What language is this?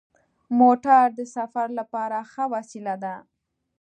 Pashto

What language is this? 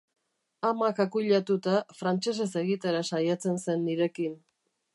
Basque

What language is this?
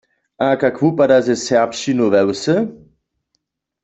Upper Sorbian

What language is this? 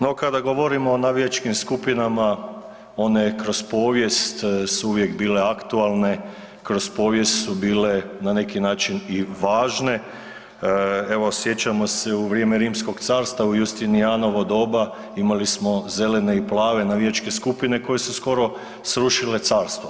Croatian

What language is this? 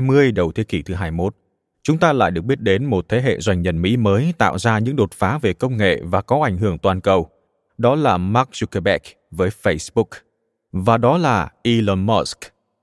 Vietnamese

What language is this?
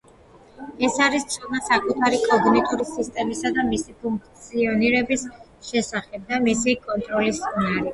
Georgian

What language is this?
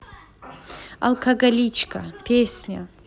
Russian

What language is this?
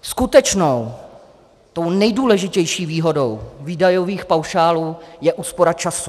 Czech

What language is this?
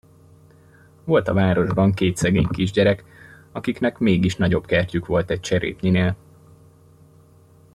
Hungarian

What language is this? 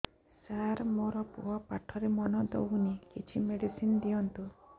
Odia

